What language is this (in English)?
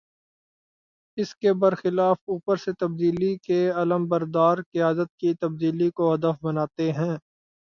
Urdu